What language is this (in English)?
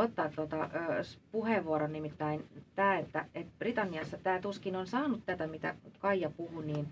Finnish